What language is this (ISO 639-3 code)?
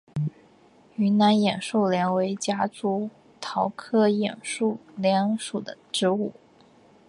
zho